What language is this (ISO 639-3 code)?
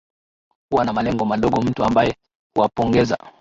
swa